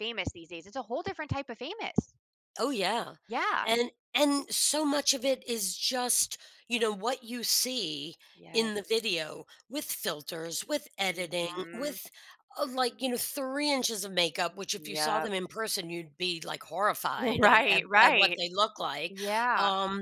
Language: English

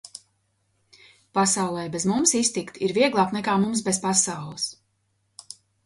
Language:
Latvian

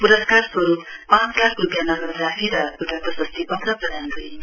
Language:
Nepali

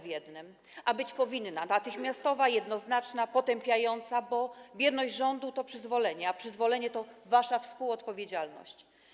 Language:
Polish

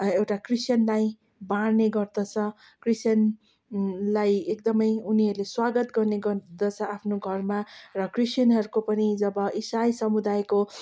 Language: Nepali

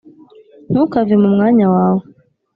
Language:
Kinyarwanda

